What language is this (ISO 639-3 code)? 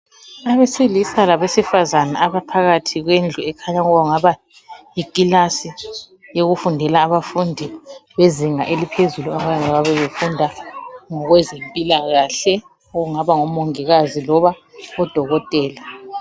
nde